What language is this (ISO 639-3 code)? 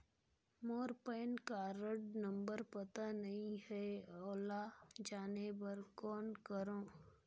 hne